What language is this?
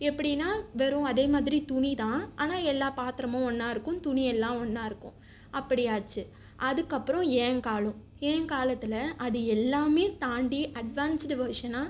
Tamil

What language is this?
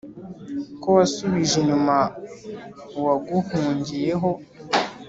Kinyarwanda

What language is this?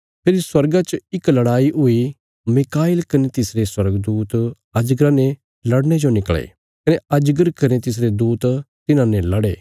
Bilaspuri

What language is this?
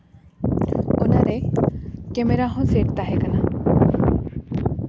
Santali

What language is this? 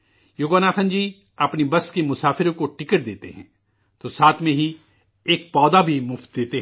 Urdu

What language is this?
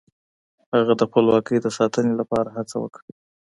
Pashto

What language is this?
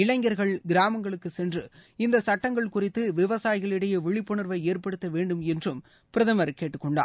Tamil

